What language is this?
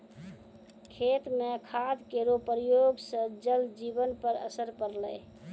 Maithili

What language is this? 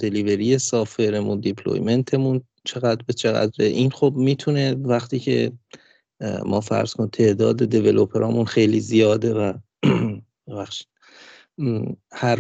Persian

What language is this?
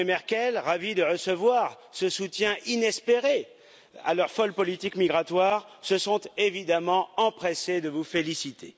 French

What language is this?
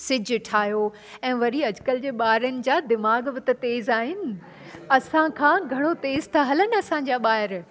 Sindhi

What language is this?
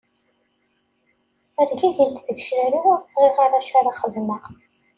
Kabyle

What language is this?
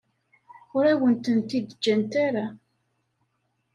Kabyle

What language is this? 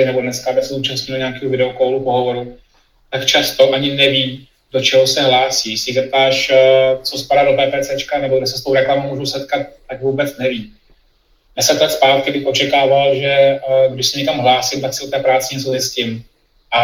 Czech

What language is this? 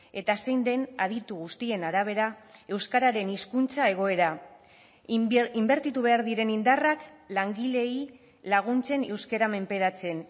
Basque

